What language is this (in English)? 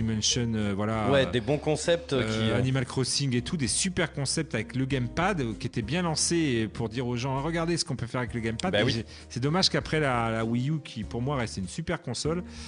French